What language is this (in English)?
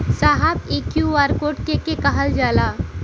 Bhojpuri